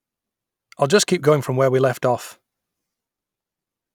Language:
English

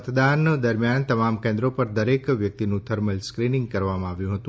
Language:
Gujarati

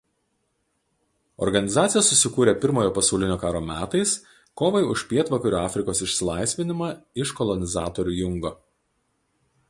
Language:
Lithuanian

